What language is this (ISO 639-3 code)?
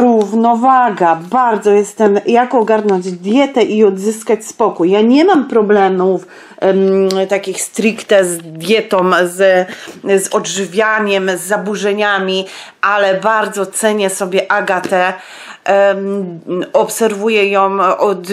pol